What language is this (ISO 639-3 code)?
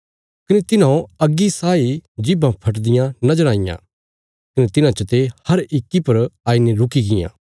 kfs